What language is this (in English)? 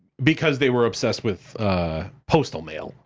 English